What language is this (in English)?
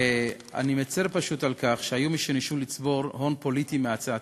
Hebrew